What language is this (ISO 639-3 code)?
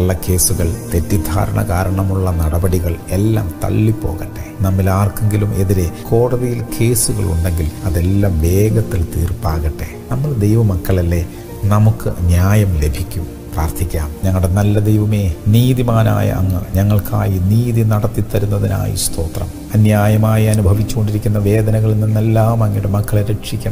ron